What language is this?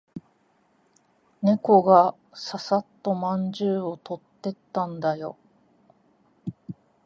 Japanese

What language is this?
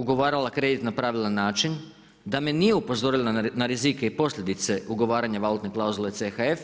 Croatian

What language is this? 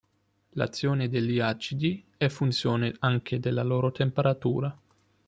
Italian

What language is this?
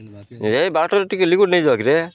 Odia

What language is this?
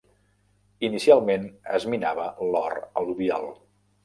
Catalan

